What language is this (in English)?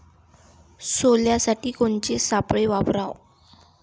Marathi